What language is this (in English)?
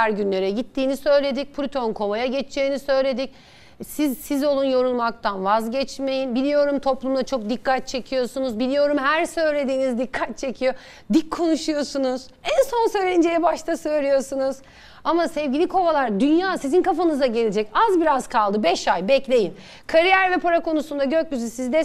Turkish